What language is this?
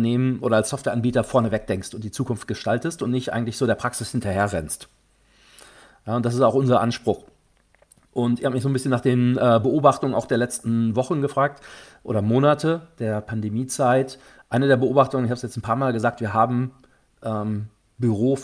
German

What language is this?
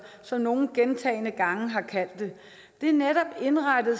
Danish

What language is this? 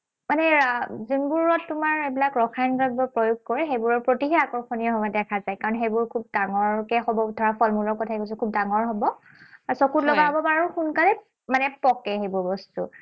Assamese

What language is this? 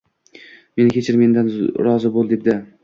Uzbek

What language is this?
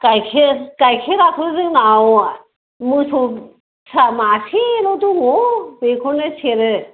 Bodo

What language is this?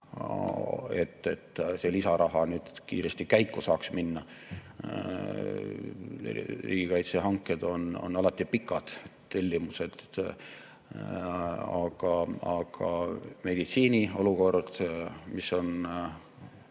Estonian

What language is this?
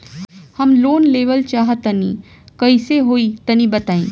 Bhojpuri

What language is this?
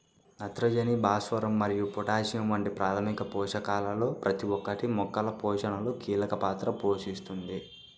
Telugu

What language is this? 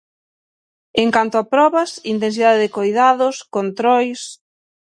Galician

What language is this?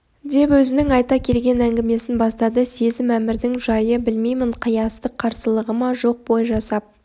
Kazakh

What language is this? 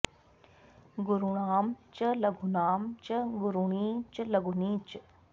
Sanskrit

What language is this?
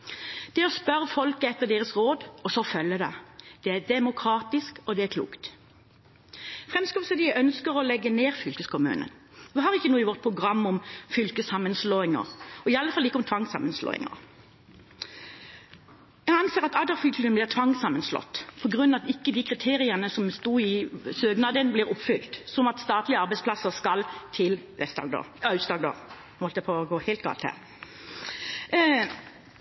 Norwegian Bokmål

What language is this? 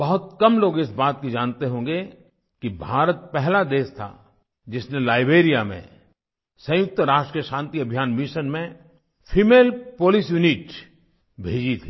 Hindi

